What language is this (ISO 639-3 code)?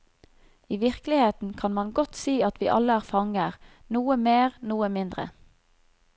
nor